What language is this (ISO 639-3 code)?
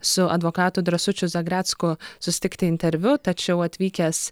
lit